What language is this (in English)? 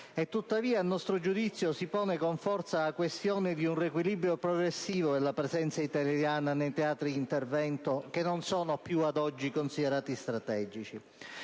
Italian